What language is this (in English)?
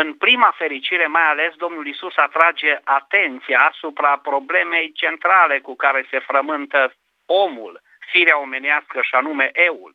Romanian